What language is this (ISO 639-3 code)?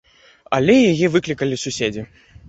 bel